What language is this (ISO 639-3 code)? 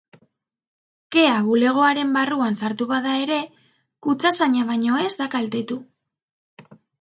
eus